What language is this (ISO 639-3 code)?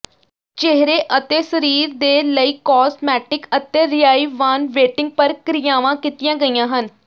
pan